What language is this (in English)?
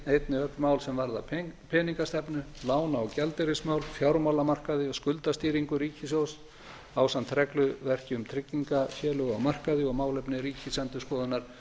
Icelandic